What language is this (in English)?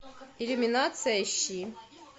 Russian